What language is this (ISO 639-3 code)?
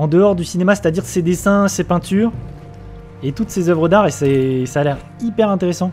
fra